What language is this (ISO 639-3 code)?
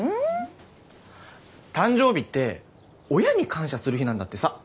jpn